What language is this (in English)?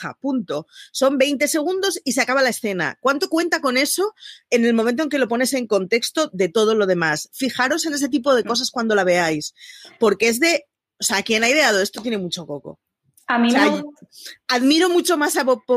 Spanish